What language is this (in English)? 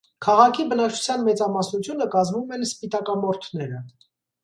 Armenian